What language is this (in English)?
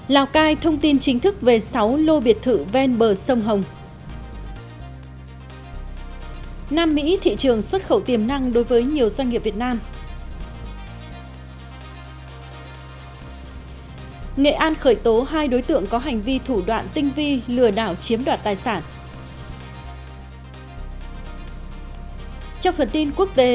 Vietnamese